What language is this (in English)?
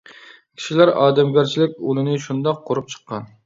Uyghur